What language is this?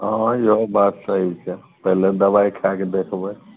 Maithili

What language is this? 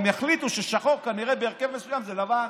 Hebrew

